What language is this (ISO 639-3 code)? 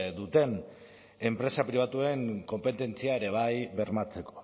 eus